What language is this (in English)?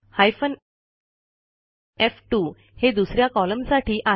Marathi